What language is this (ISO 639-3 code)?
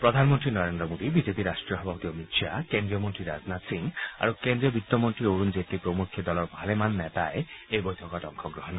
asm